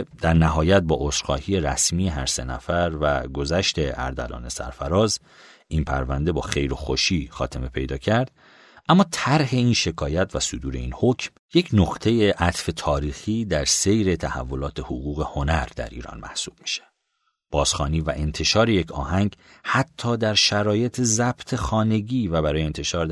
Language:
Persian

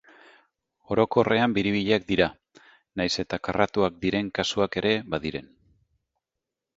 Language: Basque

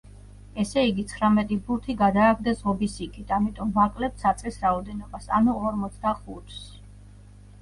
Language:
Georgian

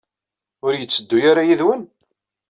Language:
Kabyle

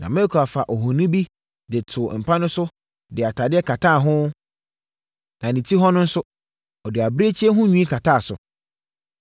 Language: Akan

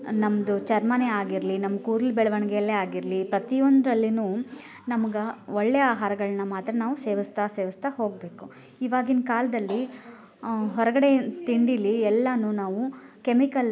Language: Kannada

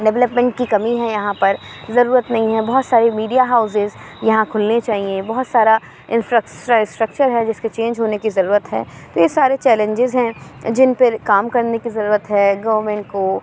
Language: Urdu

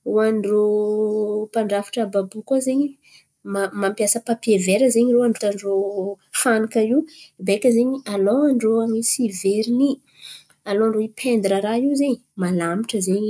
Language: Antankarana Malagasy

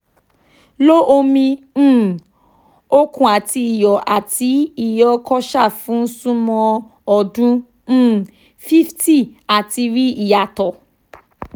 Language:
Yoruba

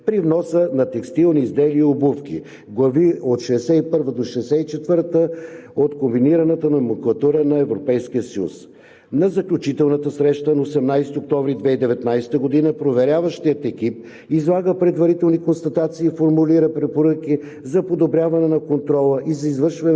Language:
Bulgarian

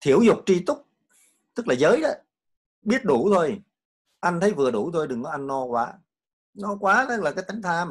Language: Vietnamese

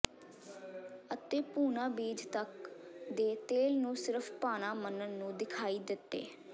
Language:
Punjabi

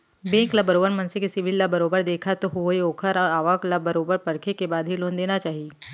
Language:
Chhattisgarhi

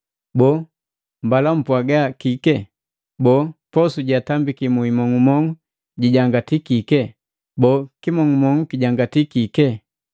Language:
Matengo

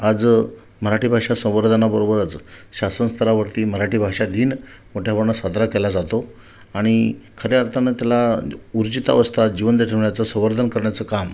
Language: Marathi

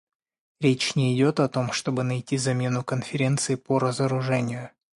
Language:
Russian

